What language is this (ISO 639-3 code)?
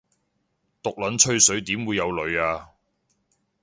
yue